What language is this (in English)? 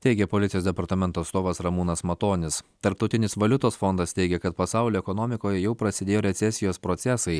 Lithuanian